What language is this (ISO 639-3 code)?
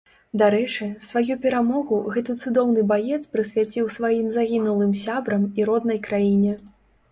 bel